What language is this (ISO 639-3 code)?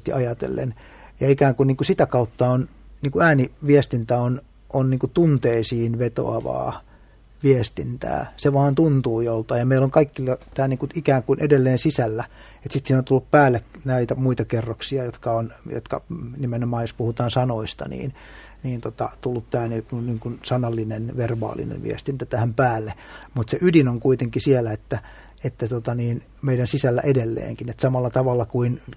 fin